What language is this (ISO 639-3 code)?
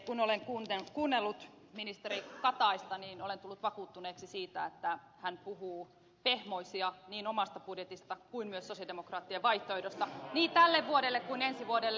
fin